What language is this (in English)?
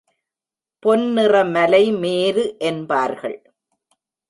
Tamil